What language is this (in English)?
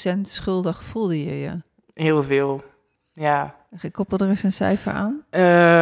Dutch